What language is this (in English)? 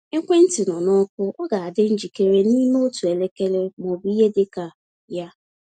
Igbo